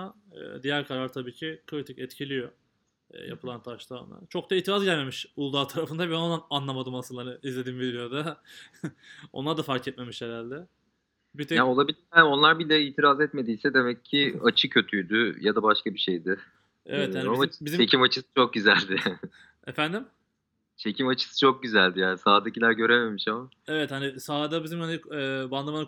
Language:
Turkish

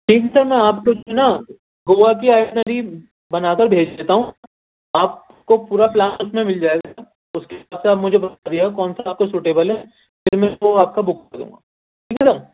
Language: Urdu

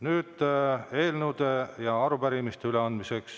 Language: Estonian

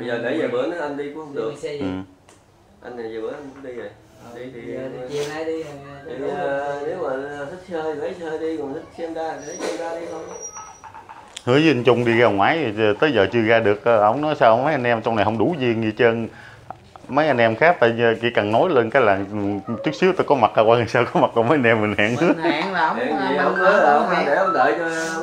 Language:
Vietnamese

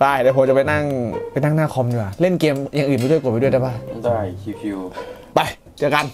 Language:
Thai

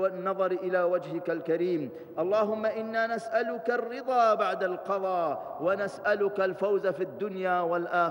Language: Arabic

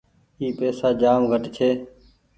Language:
Goaria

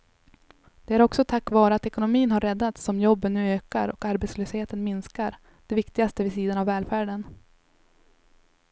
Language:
Swedish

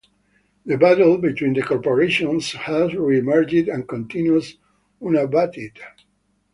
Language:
English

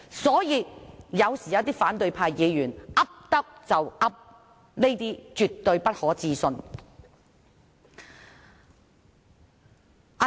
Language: Cantonese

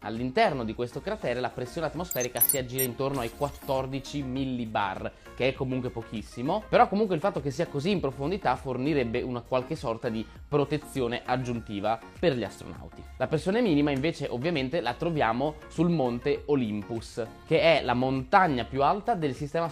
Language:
Italian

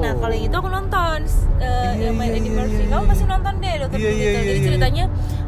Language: Indonesian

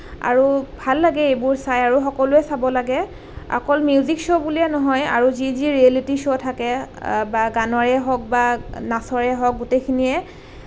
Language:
Assamese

